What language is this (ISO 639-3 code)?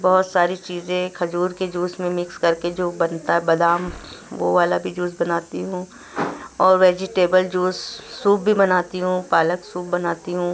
urd